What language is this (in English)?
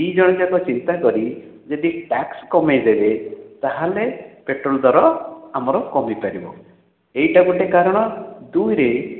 Odia